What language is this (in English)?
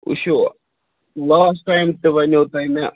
Kashmiri